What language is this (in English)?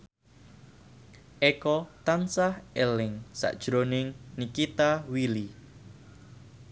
Javanese